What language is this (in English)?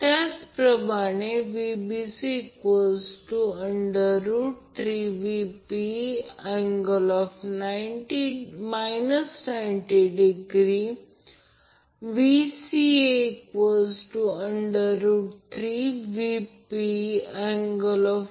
Marathi